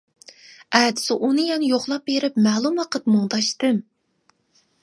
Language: Uyghur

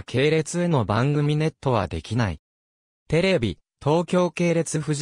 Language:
Japanese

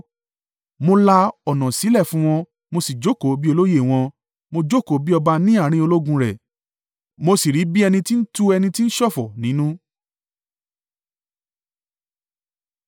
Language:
Yoruba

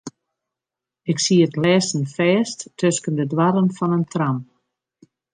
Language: Western Frisian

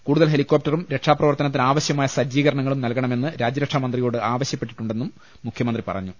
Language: Malayalam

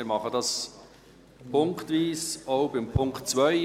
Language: Swiss German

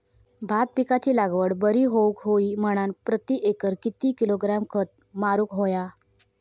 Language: Marathi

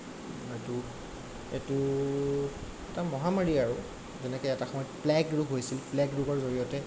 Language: Assamese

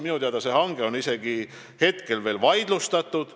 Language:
Estonian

